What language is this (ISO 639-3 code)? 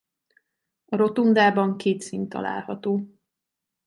hun